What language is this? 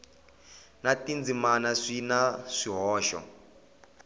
Tsonga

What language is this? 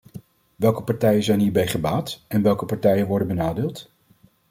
Dutch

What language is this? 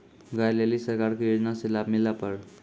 Maithili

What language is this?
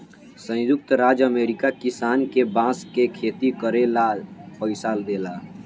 Bhojpuri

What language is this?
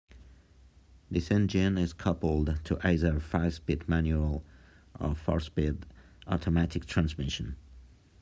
English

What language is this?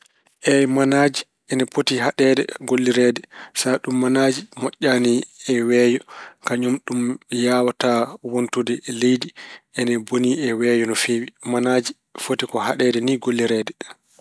Fula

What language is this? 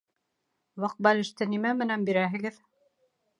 Bashkir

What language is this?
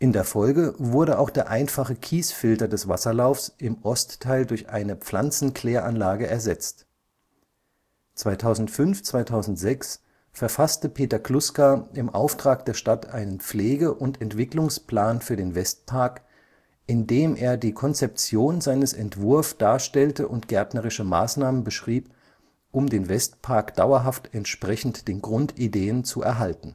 German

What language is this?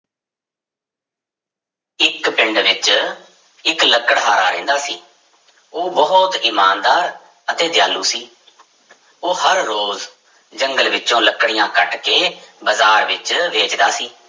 Punjabi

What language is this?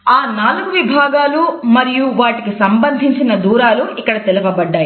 Telugu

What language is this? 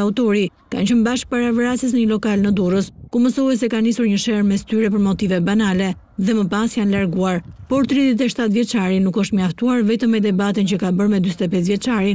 Romanian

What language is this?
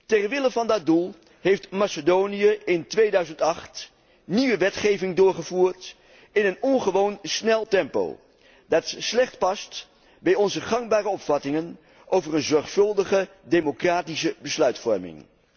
Dutch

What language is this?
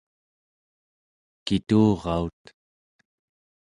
Central Yupik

